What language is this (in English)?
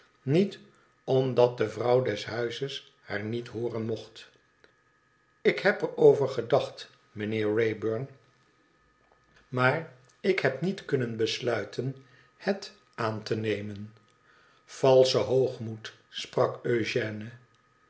Dutch